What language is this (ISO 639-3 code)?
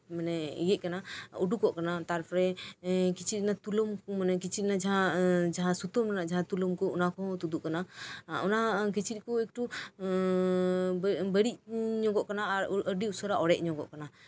sat